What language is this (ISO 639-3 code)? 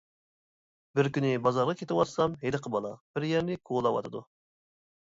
uig